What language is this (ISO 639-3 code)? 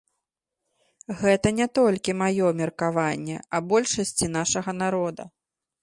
bel